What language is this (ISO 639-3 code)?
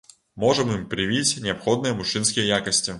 bel